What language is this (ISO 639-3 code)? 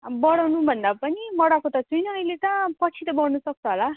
nep